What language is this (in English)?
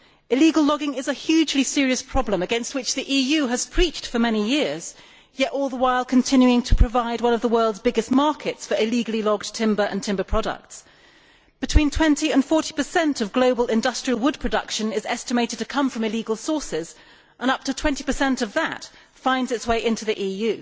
English